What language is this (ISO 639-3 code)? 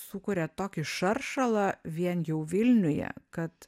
lit